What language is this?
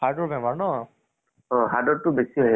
Assamese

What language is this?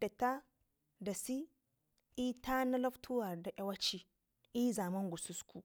Ngizim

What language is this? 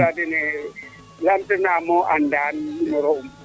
Serer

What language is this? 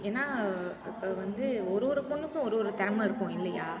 Tamil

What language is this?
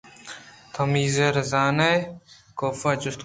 Eastern Balochi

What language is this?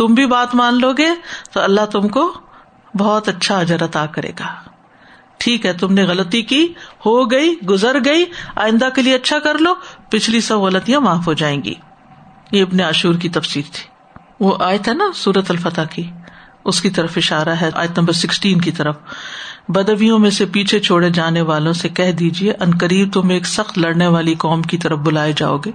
Urdu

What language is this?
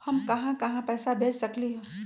Magahi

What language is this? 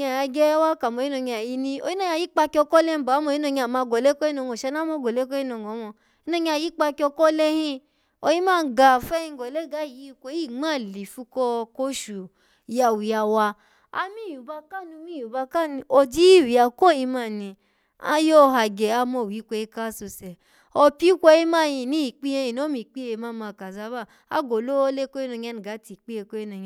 Alago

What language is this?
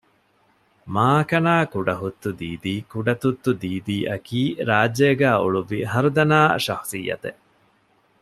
Divehi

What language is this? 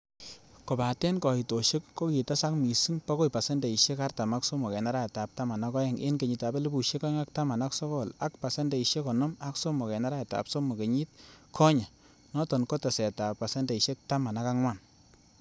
Kalenjin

